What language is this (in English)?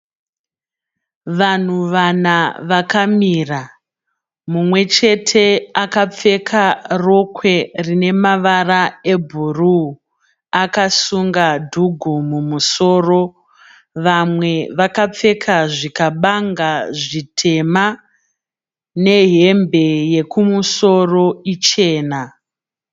Shona